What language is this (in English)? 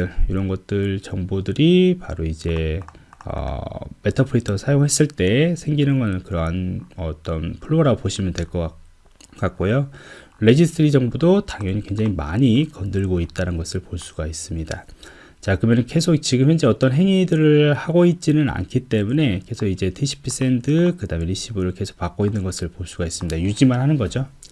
Korean